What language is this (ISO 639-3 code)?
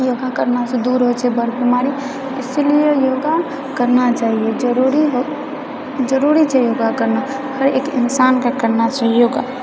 mai